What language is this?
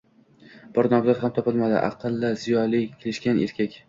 Uzbek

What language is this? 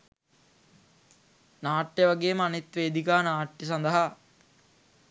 Sinhala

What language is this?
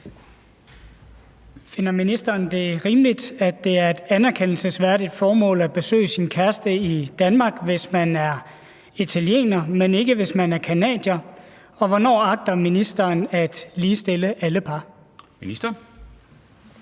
Danish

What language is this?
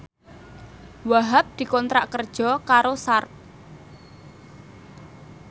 Javanese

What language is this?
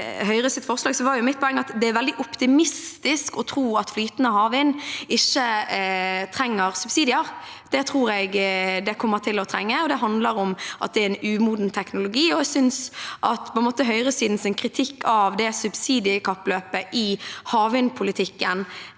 Norwegian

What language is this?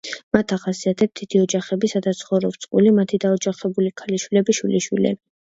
Georgian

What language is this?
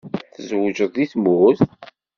Kabyle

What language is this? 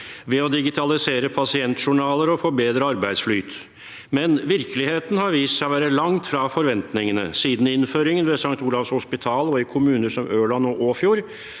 Norwegian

